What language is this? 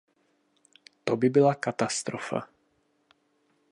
Czech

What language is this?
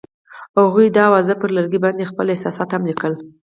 Pashto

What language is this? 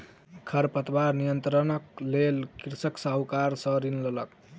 Maithili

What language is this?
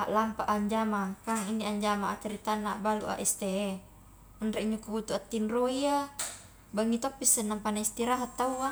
Highland Konjo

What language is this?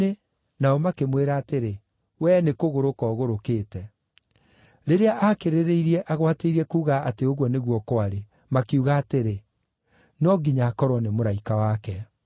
Kikuyu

